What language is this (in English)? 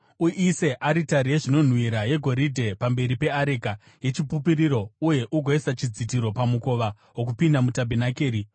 Shona